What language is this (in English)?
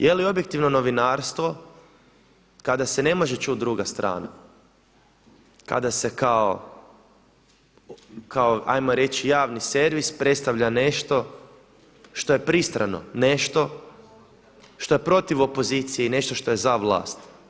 Croatian